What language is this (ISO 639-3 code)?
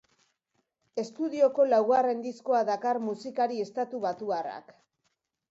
eus